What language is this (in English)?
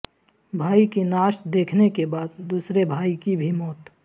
Urdu